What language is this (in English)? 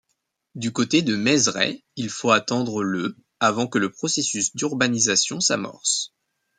French